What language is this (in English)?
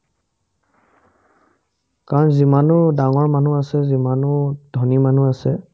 Assamese